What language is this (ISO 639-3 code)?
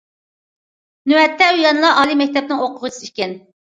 uig